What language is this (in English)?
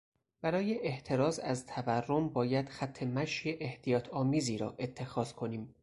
Persian